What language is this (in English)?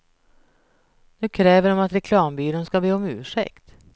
Swedish